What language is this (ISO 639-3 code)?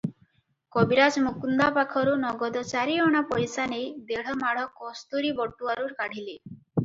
ori